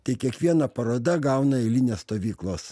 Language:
Lithuanian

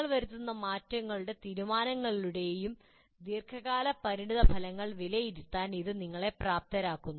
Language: Malayalam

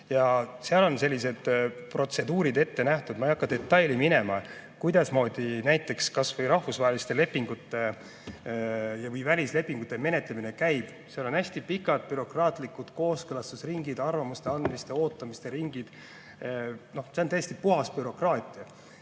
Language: Estonian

